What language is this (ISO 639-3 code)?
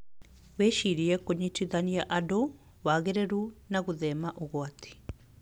kik